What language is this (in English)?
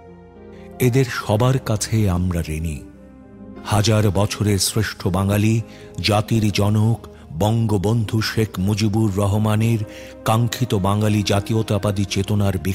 Hindi